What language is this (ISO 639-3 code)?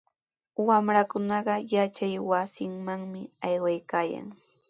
qws